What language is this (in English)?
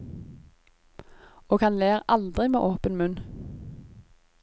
Norwegian